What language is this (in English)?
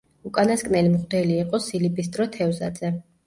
Georgian